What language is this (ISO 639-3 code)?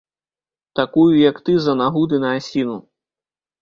bel